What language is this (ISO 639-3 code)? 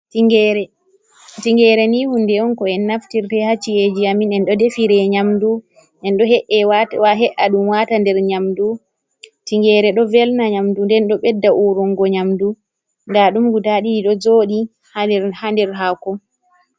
ful